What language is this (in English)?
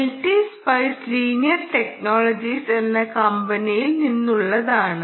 Malayalam